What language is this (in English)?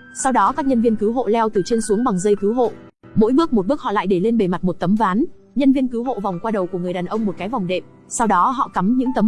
Vietnamese